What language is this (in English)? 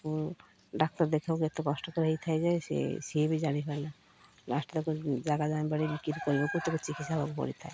Odia